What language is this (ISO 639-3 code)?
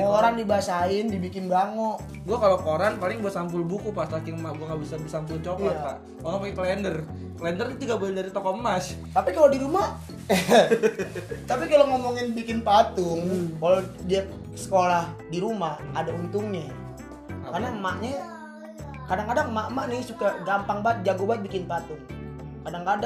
ind